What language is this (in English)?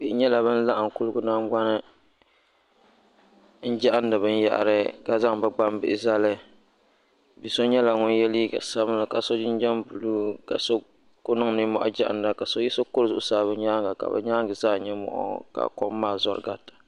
Dagbani